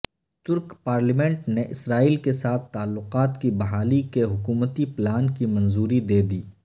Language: Urdu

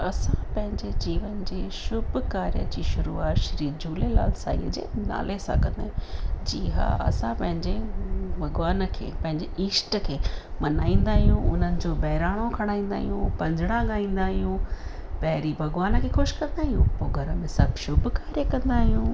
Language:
Sindhi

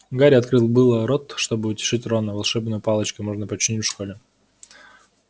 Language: Russian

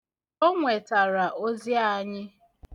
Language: Igbo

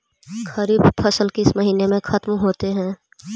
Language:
Magahi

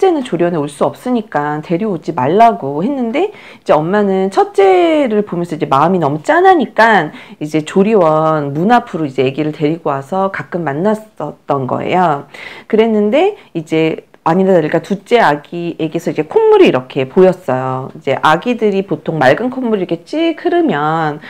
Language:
Korean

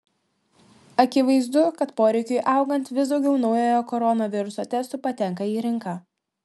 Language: Lithuanian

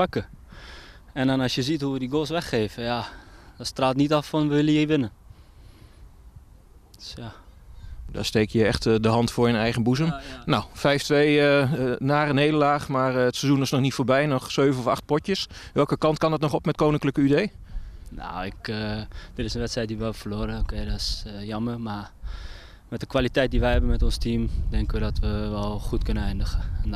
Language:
Dutch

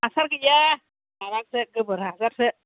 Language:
Bodo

